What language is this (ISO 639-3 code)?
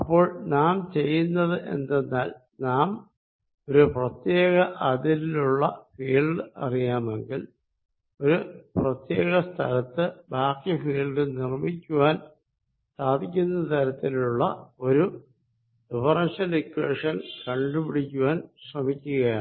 mal